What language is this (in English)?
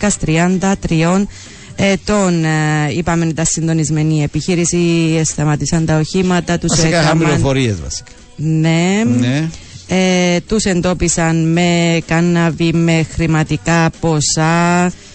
Greek